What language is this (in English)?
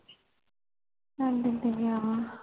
Punjabi